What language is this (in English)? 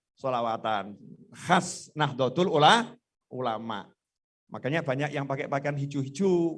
Indonesian